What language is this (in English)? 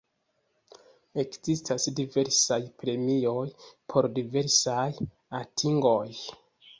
Esperanto